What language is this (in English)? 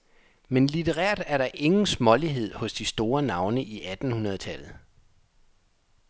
Danish